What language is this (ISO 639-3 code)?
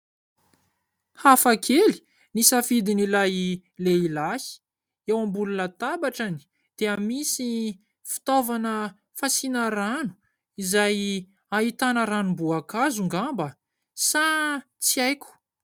mlg